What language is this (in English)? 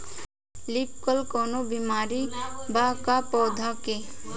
Bhojpuri